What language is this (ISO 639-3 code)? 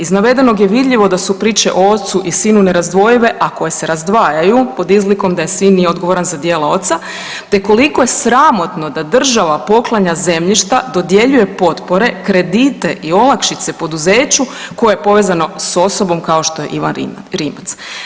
hrv